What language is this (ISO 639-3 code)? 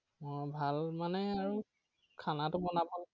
asm